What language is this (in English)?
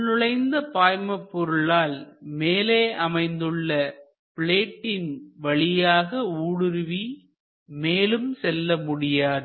Tamil